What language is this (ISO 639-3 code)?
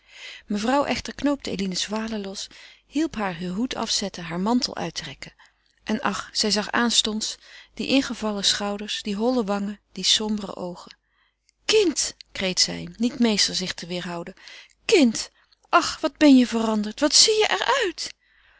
nld